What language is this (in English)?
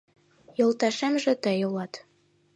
Mari